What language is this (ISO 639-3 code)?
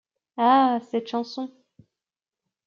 fra